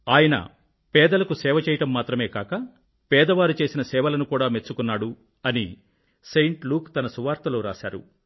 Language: Telugu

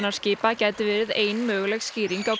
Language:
Icelandic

